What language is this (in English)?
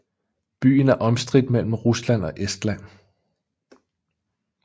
Danish